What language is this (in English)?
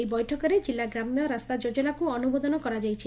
Odia